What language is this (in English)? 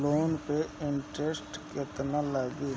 Bhojpuri